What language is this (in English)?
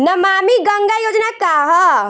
Bhojpuri